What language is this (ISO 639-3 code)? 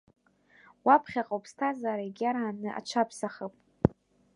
abk